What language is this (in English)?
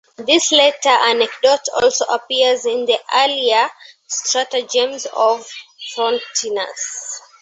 English